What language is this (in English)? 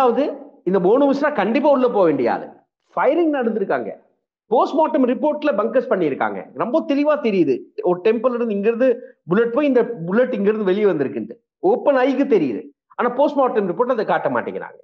Tamil